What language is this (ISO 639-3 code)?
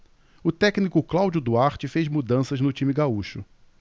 por